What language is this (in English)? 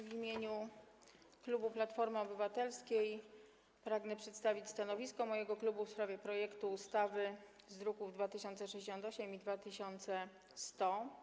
Polish